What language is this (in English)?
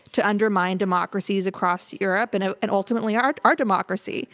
English